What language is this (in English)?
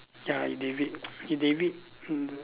English